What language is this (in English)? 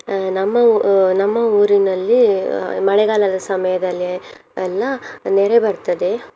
Kannada